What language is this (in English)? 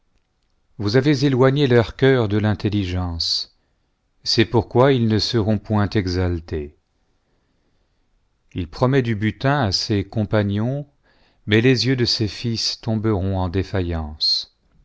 French